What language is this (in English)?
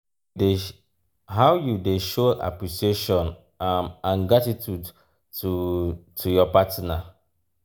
Nigerian Pidgin